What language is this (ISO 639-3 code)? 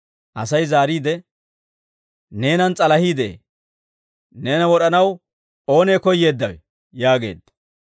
dwr